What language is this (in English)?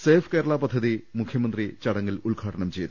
Malayalam